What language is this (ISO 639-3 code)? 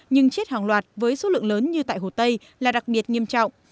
vie